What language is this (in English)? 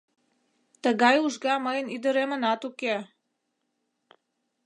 Mari